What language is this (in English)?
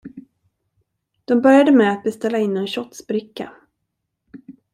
Swedish